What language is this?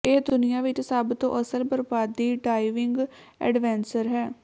Punjabi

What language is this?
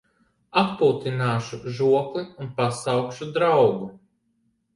Latvian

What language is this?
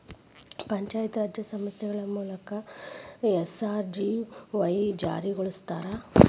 Kannada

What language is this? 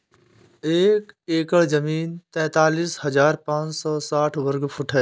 Hindi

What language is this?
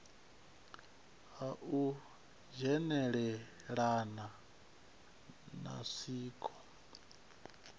Venda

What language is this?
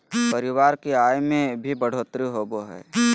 Magahi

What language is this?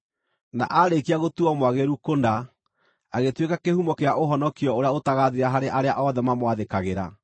Kikuyu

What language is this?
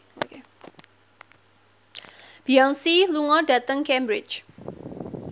Javanese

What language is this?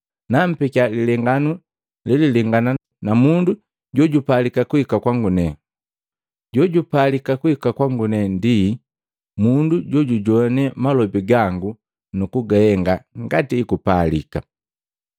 Matengo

